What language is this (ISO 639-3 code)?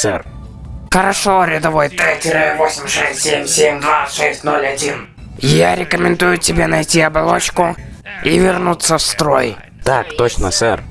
rus